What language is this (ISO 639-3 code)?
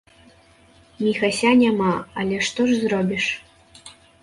bel